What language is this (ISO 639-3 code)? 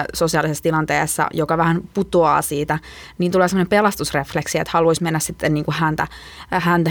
fin